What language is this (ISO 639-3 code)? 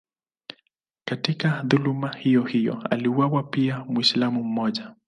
swa